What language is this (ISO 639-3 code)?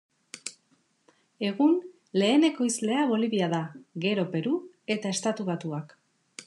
eus